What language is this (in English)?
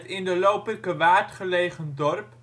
Dutch